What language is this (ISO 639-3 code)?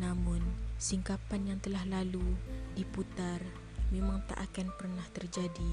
msa